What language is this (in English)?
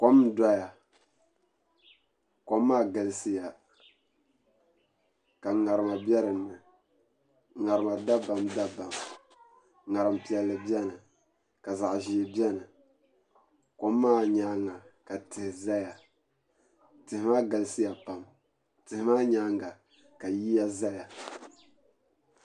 Dagbani